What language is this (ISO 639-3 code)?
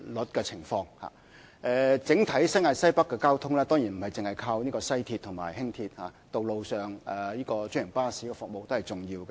yue